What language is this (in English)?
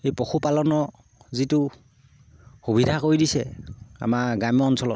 Assamese